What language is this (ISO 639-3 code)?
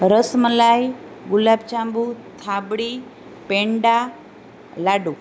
guj